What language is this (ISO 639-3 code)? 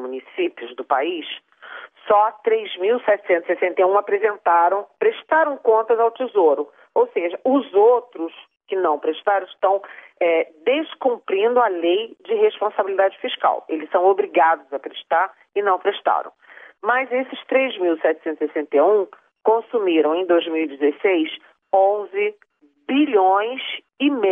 por